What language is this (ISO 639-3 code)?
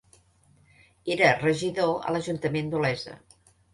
cat